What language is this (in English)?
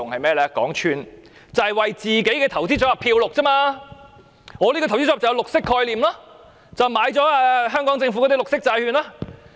Cantonese